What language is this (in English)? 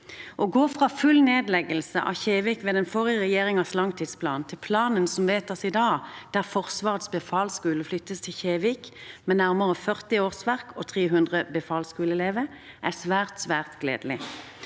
Norwegian